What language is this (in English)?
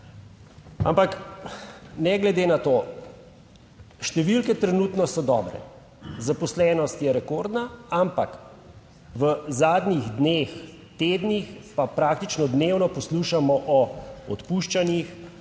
Slovenian